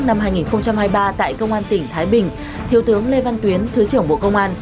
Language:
Vietnamese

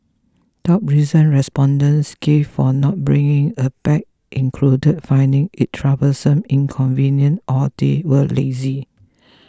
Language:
English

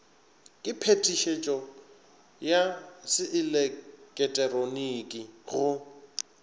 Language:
Northern Sotho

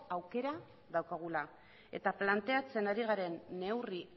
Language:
Basque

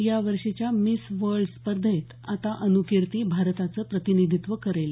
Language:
Marathi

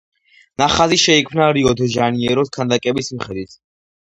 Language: Georgian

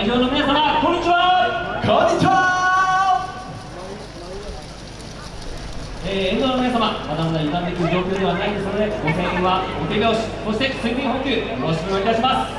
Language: Japanese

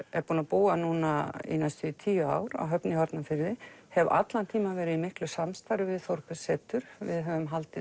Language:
Icelandic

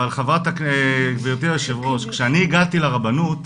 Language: Hebrew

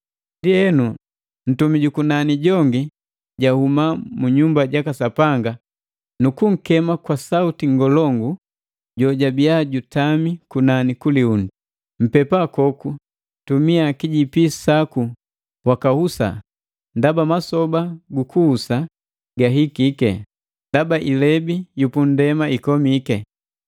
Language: Matengo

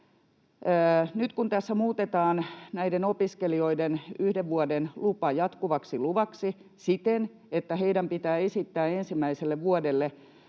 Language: Finnish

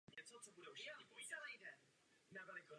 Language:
Czech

